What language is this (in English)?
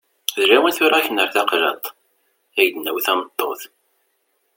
Kabyle